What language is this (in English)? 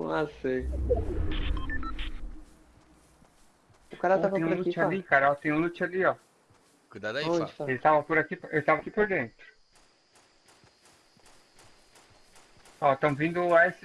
Portuguese